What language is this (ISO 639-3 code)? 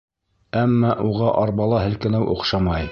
bak